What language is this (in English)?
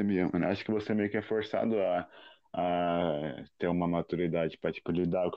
Portuguese